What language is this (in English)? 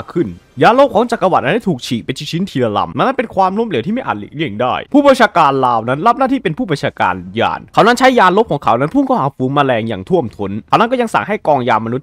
Thai